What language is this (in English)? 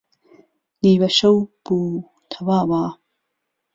Central Kurdish